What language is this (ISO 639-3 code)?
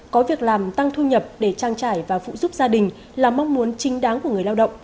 vie